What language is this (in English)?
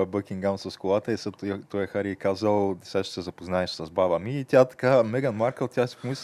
Bulgarian